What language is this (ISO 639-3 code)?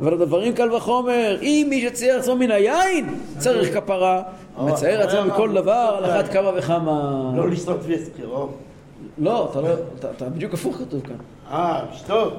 heb